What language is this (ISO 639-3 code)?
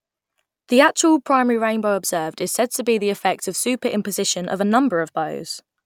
eng